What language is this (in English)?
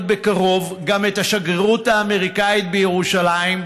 Hebrew